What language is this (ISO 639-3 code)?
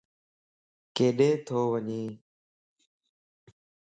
lss